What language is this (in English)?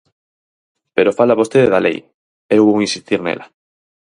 Galician